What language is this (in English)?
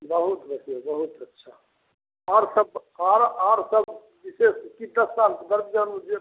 Maithili